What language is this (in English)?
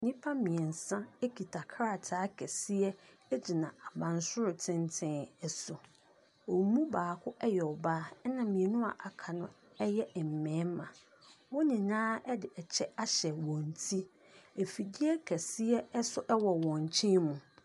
Akan